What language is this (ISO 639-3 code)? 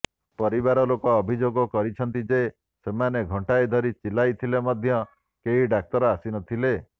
ori